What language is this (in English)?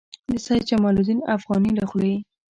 Pashto